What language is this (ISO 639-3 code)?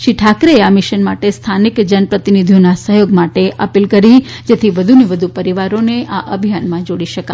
guj